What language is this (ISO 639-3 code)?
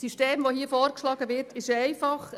gsw